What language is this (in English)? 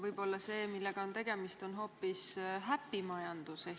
Estonian